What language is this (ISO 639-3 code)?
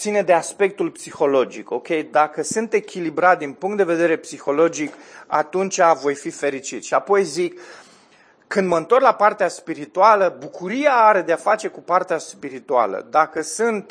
ron